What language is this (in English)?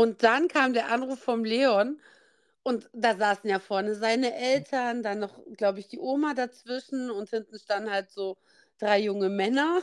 German